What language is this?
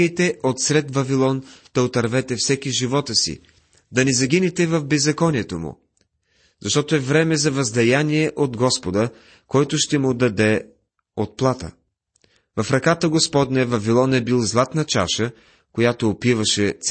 Bulgarian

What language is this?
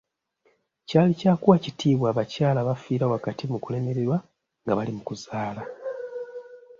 Ganda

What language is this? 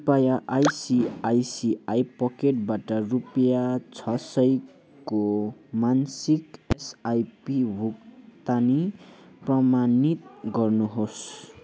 Nepali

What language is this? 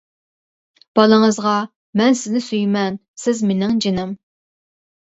Uyghur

